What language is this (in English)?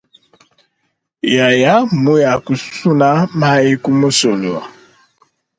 Luba-Lulua